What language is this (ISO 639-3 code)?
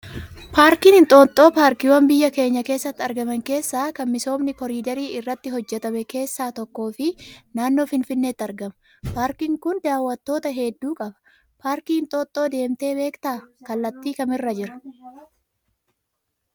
orm